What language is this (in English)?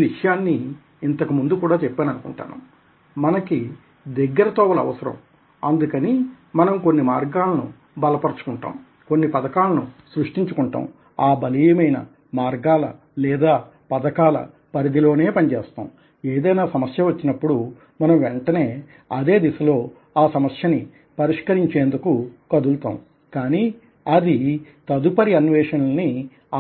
Telugu